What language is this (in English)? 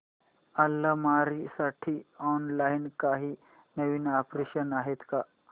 Marathi